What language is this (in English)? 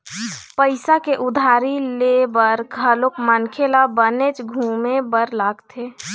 Chhattisgarhi